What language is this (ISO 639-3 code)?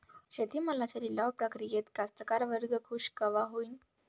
mar